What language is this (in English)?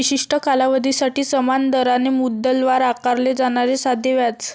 Marathi